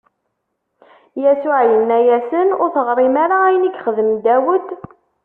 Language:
Kabyle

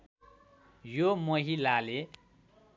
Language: Nepali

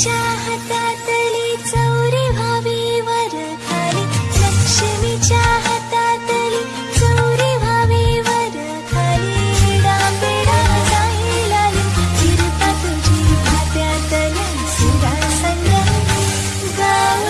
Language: Marathi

